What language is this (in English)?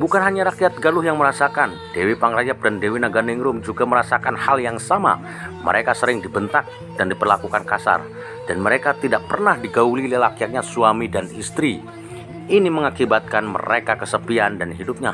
Indonesian